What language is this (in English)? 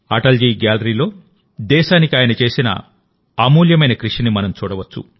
Telugu